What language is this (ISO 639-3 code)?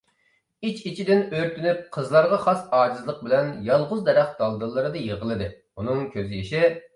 uig